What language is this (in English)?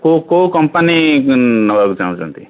Odia